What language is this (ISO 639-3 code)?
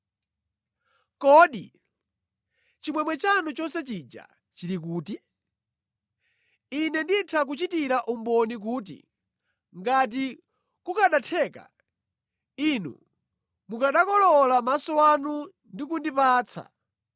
nya